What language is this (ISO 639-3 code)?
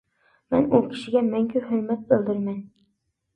uig